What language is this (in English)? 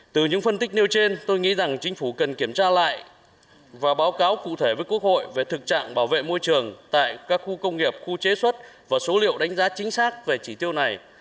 Vietnamese